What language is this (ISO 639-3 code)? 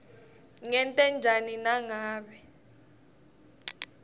ssw